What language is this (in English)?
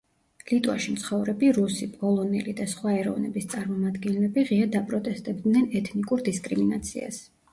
Georgian